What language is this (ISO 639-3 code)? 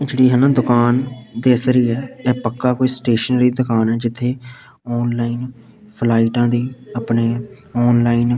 pan